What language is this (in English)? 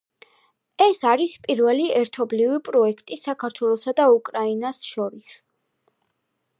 Georgian